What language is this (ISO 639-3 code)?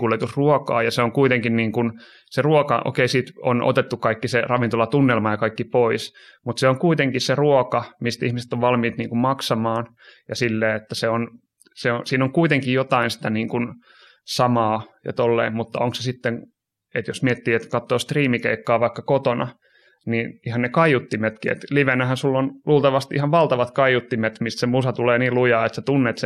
fin